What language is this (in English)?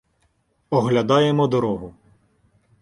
Ukrainian